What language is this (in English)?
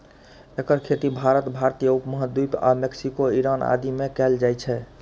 Maithili